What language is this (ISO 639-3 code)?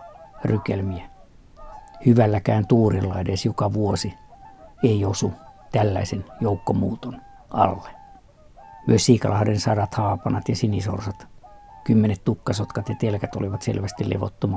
fin